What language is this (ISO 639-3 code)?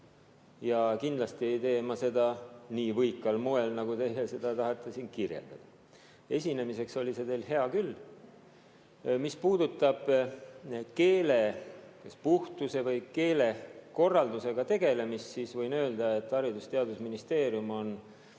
est